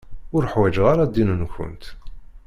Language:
Kabyle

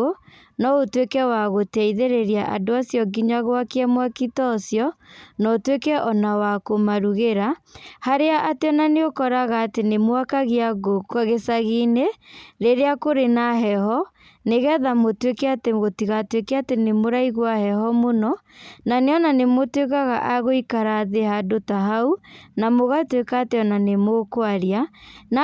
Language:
Kikuyu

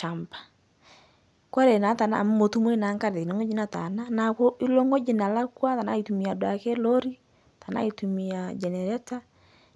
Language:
Masai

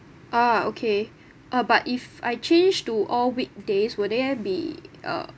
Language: English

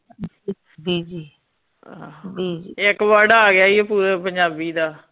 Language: Punjabi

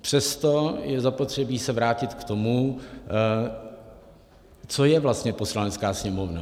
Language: Czech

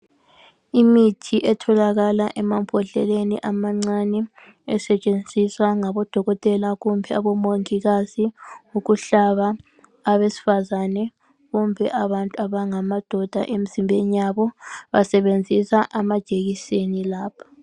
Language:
North Ndebele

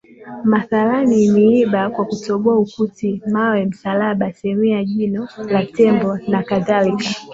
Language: Swahili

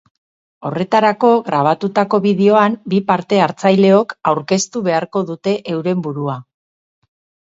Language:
Basque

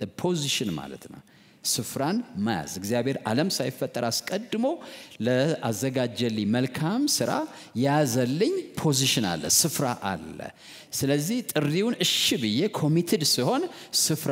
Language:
Arabic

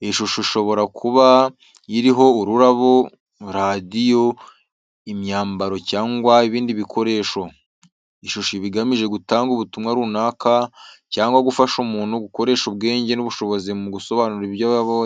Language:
Kinyarwanda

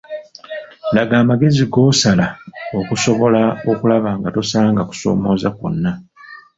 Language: Ganda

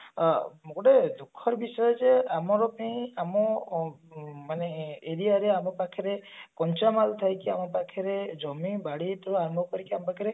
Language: Odia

